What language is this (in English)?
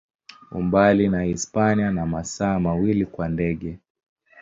Swahili